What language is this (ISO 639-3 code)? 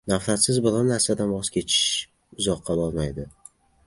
uzb